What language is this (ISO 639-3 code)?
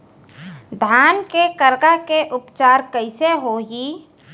hne